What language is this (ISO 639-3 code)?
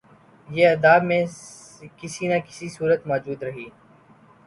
urd